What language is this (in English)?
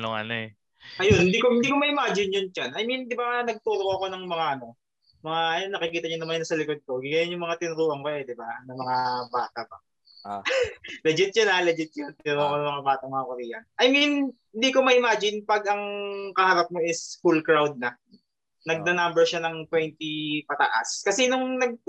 Filipino